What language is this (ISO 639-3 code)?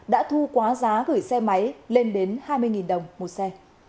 vie